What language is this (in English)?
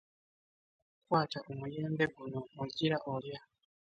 Ganda